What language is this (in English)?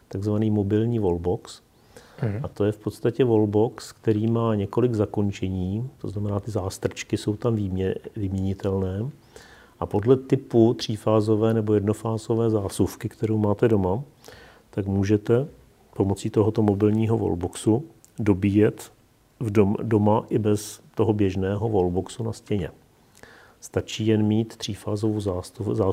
Czech